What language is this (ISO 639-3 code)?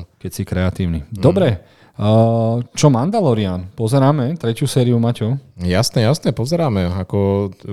slk